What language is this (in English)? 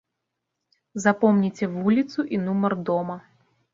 Belarusian